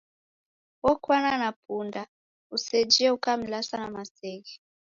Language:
Taita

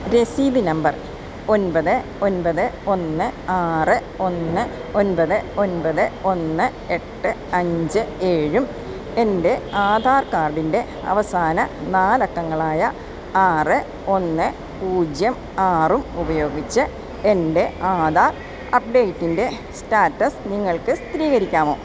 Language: Malayalam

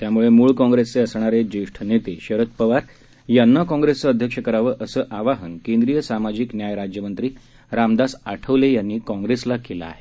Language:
Marathi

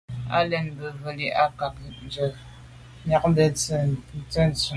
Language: Medumba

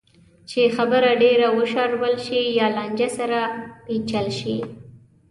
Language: Pashto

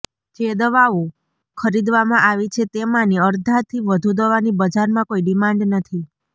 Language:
Gujarati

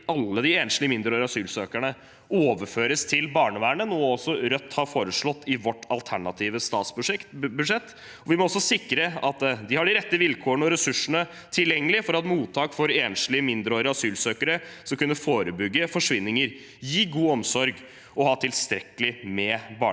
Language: Norwegian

